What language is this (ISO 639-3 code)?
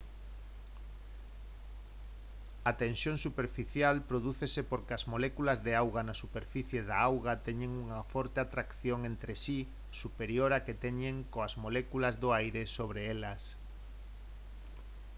glg